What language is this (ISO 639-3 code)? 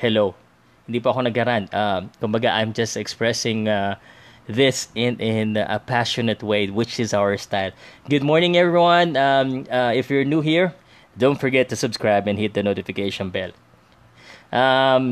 fil